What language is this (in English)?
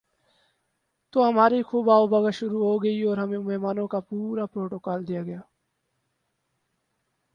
Urdu